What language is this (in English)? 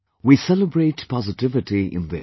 English